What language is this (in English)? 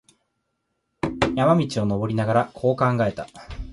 Japanese